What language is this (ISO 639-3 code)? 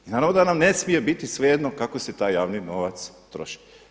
hrv